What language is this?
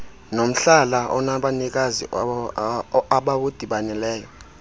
Xhosa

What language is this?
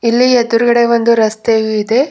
Kannada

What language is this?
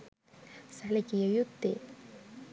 Sinhala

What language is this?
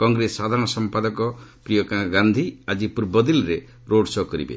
Odia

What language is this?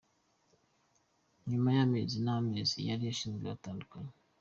Kinyarwanda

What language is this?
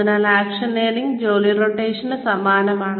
Malayalam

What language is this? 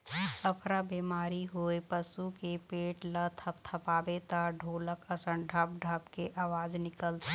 Chhattisgarhi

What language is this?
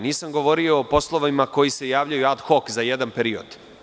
Serbian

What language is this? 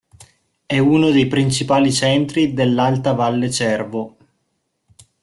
Italian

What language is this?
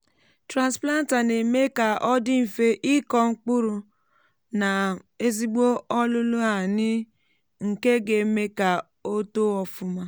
Igbo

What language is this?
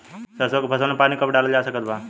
Bhojpuri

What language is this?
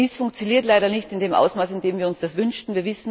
German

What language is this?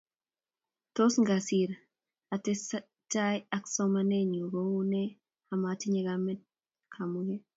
Kalenjin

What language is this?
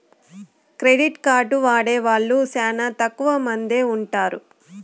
Telugu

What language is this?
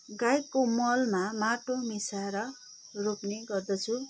Nepali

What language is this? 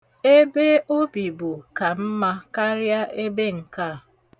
Igbo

